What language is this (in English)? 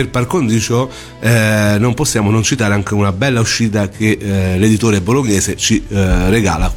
Italian